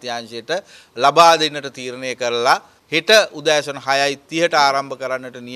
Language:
Indonesian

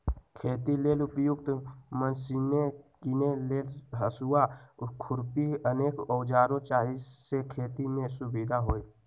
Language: Magahi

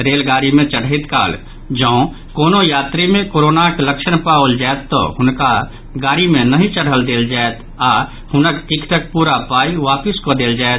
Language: Maithili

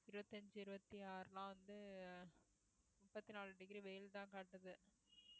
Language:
Tamil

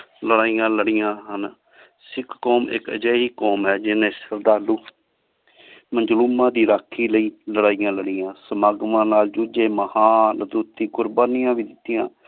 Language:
Punjabi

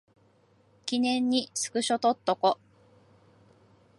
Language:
Japanese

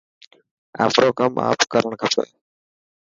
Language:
Dhatki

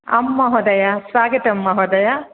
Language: Sanskrit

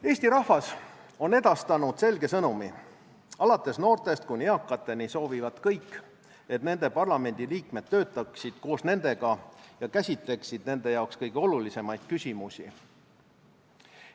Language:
Estonian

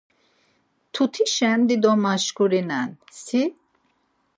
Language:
Laz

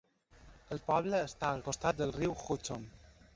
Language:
Catalan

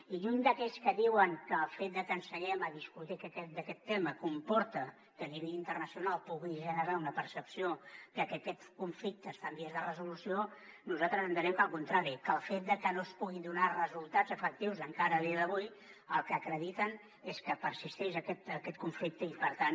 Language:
Catalan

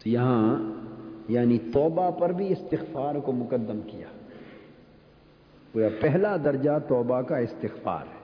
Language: Urdu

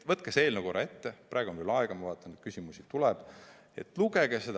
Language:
Estonian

